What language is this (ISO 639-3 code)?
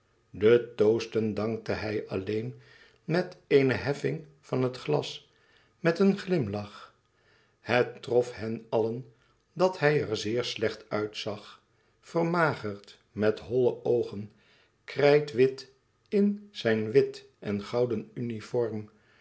nld